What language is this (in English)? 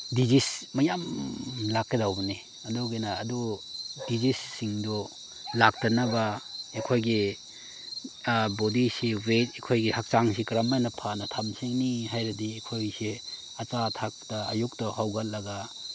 Manipuri